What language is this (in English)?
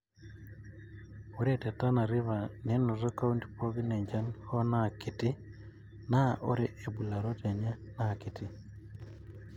Masai